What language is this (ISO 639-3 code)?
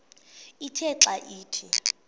xho